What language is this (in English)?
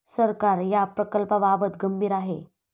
Marathi